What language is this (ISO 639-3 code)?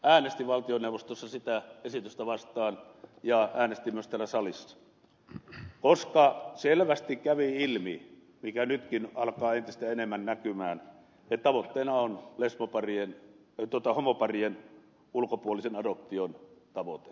fin